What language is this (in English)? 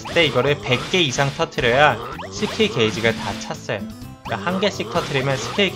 Korean